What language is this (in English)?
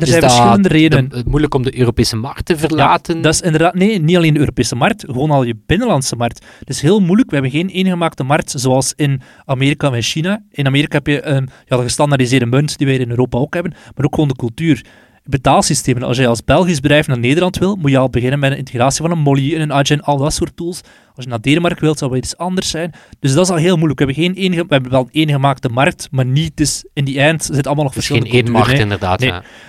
Dutch